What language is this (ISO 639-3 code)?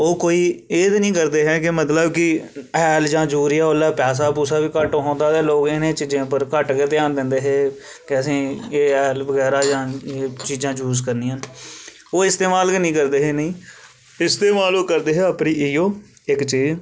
doi